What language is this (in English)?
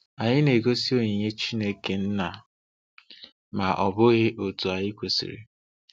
Igbo